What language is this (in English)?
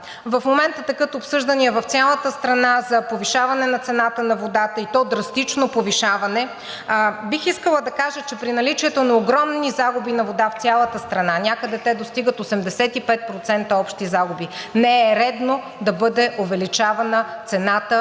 Bulgarian